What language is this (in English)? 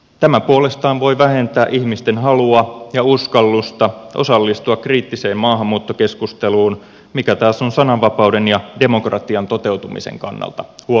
Finnish